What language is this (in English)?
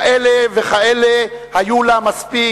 Hebrew